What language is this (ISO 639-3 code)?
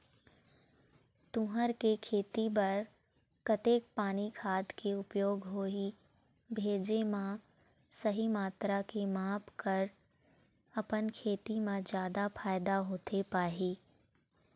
hne